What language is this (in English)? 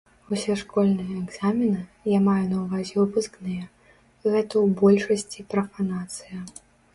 Belarusian